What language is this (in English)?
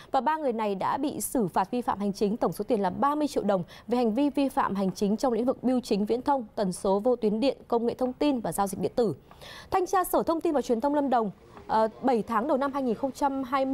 Vietnamese